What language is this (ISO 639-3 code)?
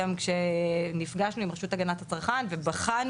heb